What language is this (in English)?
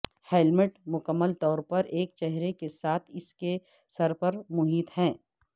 Urdu